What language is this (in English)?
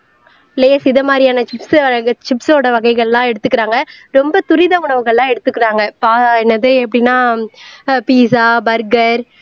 Tamil